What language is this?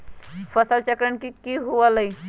Magahi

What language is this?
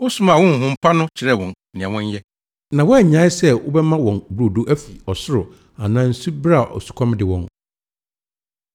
Akan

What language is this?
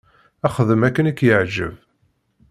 Kabyle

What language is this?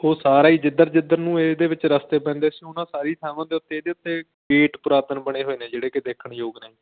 Punjabi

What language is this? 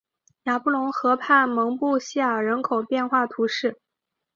Chinese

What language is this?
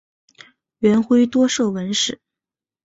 Chinese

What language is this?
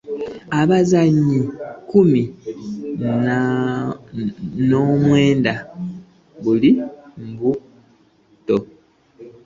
Ganda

